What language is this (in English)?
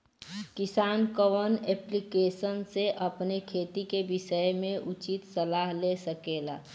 Bhojpuri